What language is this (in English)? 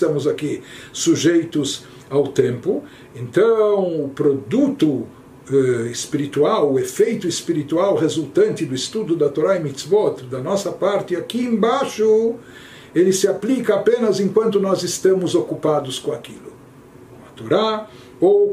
Portuguese